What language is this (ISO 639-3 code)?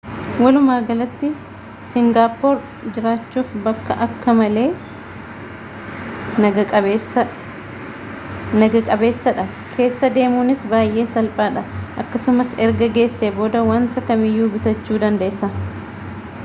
orm